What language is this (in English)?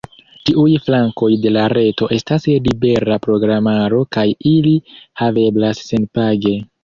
Esperanto